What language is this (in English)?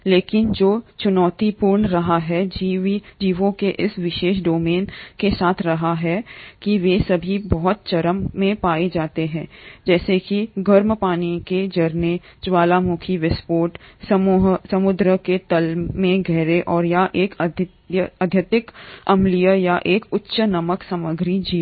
Hindi